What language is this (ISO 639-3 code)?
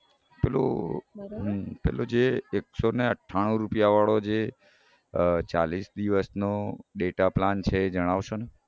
guj